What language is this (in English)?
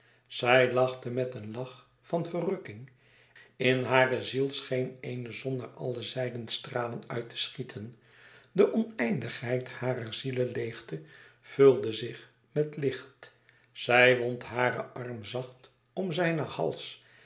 Dutch